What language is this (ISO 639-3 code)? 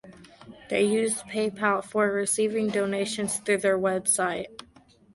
eng